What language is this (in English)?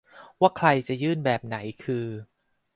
Thai